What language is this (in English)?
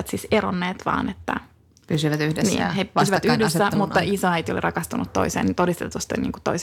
Finnish